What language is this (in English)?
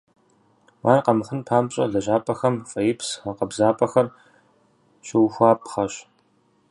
Kabardian